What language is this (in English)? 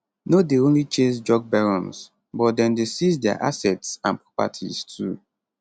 Nigerian Pidgin